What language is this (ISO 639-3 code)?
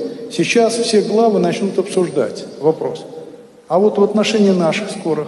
rus